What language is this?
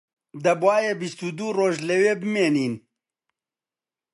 Central Kurdish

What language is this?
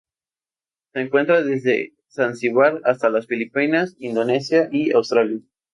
Spanish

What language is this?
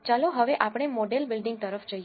Gujarati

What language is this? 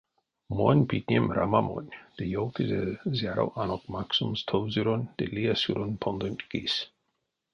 Erzya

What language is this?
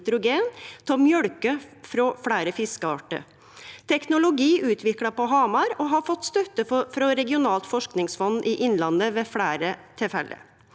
Norwegian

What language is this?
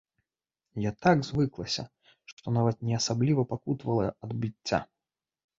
Belarusian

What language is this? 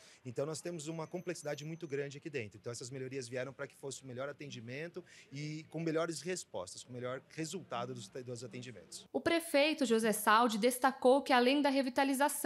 Portuguese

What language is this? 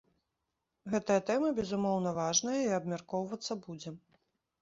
Belarusian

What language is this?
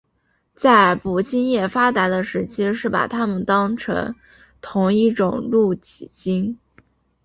Chinese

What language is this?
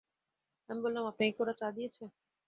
Bangla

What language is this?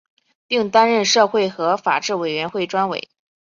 Chinese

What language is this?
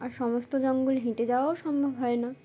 Bangla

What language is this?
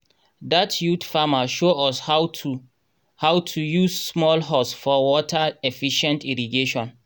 Nigerian Pidgin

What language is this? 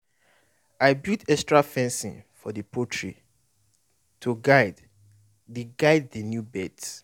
Nigerian Pidgin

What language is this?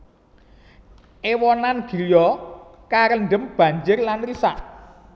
Javanese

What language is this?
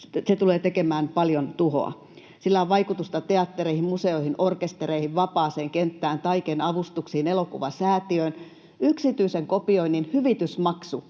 Finnish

